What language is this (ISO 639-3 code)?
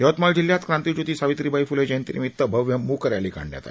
mar